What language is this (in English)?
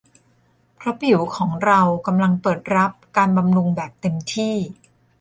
Thai